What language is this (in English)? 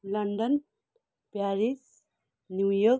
Nepali